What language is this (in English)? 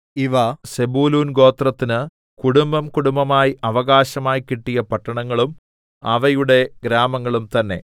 Malayalam